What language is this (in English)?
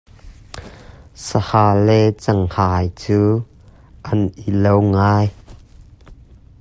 Hakha Chin